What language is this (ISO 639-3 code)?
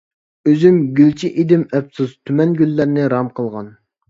uig